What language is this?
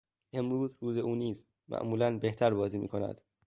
Persian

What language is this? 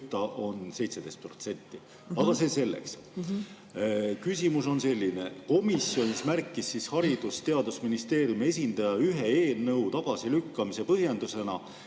Estonian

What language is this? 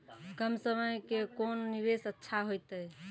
Maithili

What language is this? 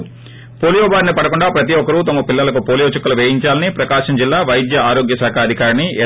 Telugu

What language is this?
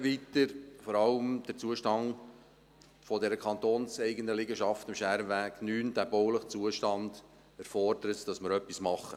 Swiss German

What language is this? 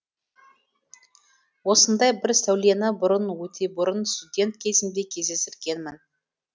Kazakh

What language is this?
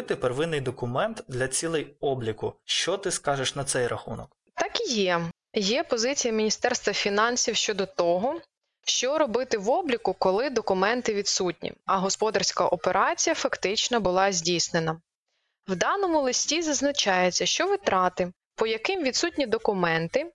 Ukrainian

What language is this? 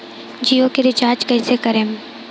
Bhojpuri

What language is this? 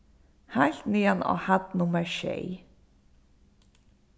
Faroese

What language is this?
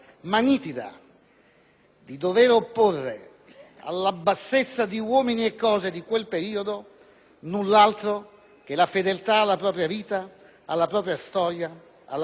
Italian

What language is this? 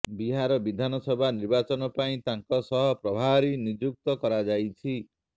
Odia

